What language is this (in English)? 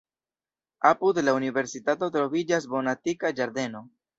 Esperanto